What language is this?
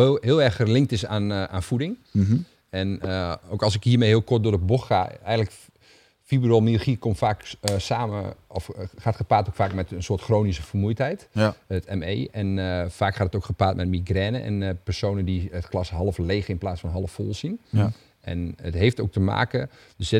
Dutch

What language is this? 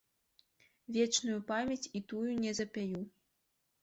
Belarusian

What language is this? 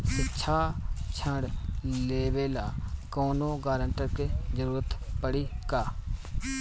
Bhojpuri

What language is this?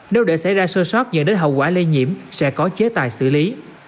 Vietnamese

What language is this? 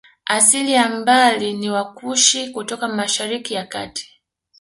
Swahili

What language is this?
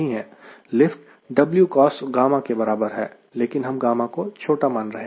Hindi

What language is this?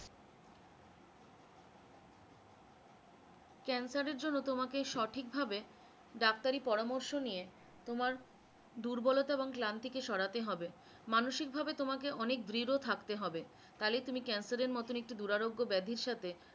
Bangla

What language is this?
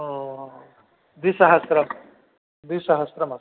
Sanskrit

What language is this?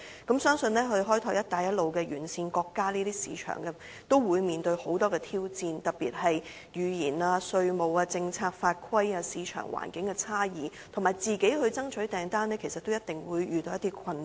Cantonese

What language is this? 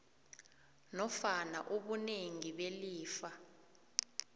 South Ndebele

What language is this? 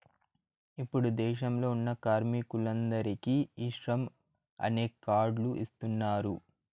Telugu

